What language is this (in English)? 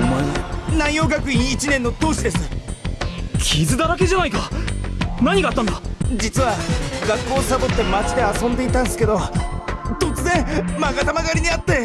Japanese